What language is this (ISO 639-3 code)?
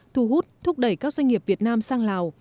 vie